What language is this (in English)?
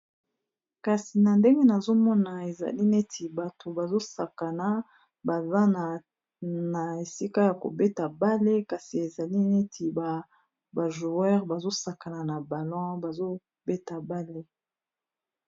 Lingala